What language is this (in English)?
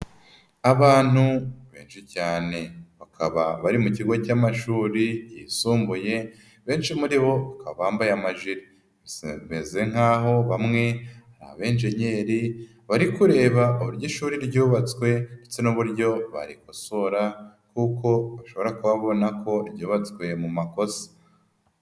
Kinyarwanda